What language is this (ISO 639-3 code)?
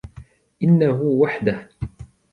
ara